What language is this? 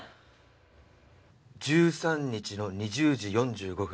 Japanese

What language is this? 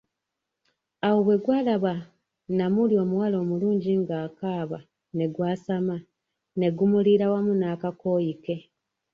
Ganda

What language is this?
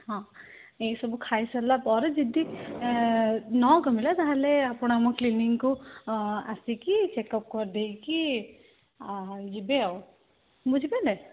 Odia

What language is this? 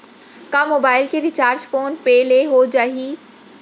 Chhattisgarhi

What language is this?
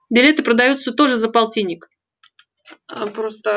Russian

